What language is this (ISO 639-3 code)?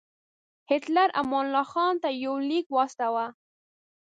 pus